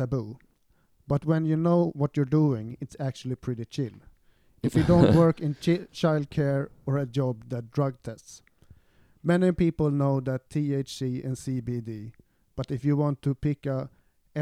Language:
Swedish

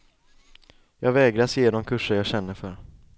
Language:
Swedish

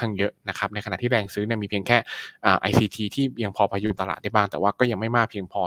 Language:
Thai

